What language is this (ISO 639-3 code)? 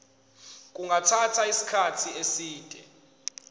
zul